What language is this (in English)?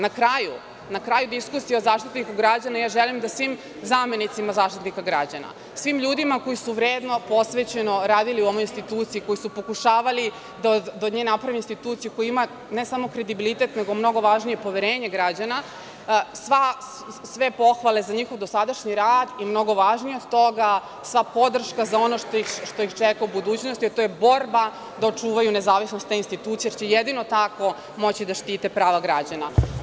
Serbian